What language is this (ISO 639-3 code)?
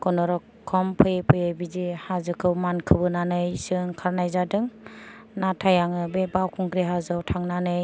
brx